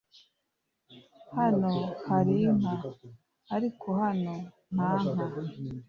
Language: Kinyarwanda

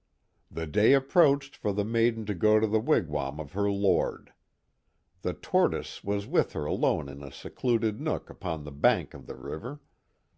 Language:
English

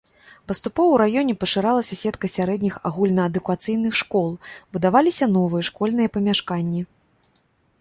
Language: Belarusian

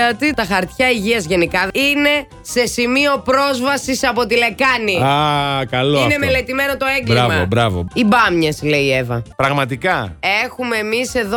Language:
Greek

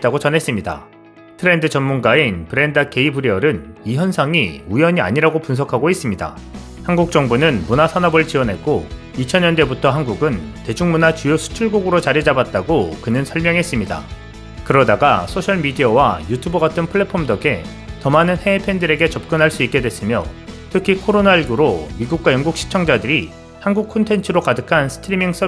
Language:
Korean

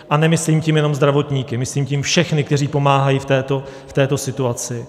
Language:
Czech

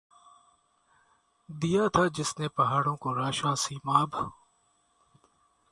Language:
Urdu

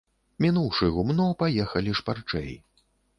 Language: Belarusian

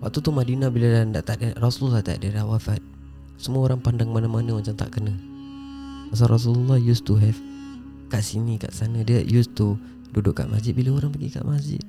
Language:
Malay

